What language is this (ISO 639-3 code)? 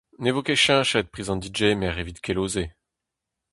bre